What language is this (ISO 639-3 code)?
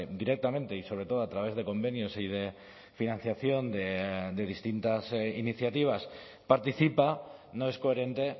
spa